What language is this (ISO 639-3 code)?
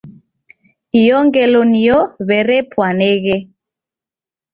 dav